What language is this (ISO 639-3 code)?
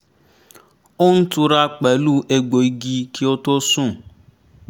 yor